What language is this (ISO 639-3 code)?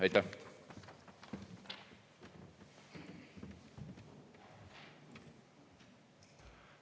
est